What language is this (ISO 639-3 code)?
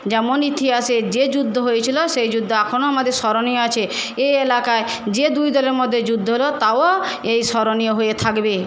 ben